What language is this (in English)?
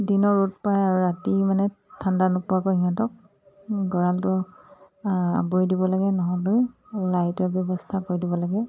Assamese